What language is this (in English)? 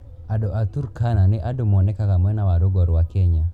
Kikuyu